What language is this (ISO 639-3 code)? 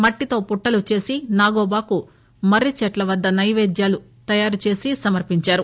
tel